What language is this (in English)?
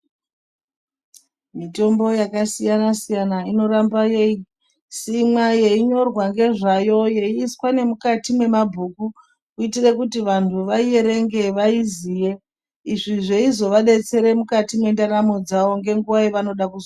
Ndau